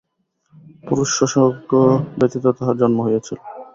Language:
Bangla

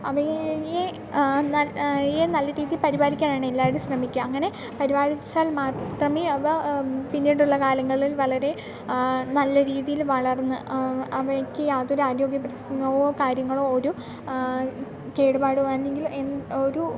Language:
Malayalam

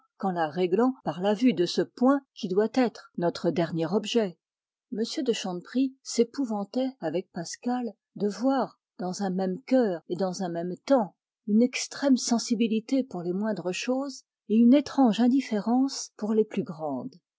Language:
French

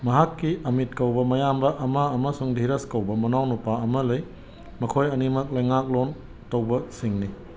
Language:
Manipuri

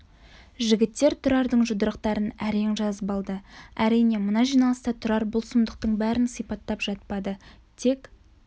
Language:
Kazakh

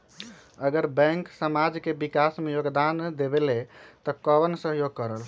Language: Magahi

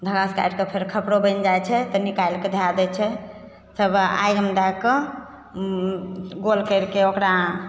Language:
Maithili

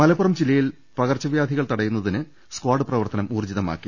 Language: Malayalam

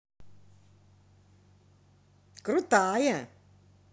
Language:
Russian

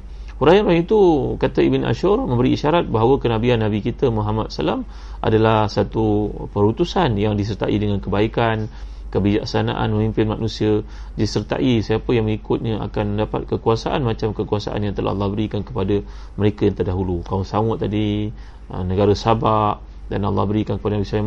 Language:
Malay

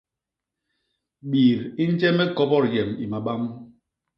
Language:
Basaa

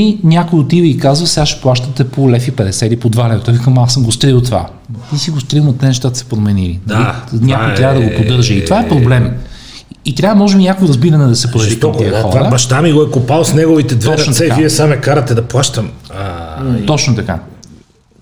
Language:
Bulgarian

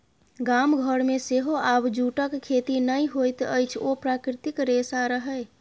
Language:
Maithili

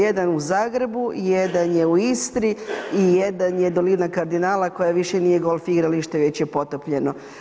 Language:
Croatian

